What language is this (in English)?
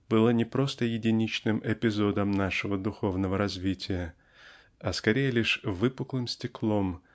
Russian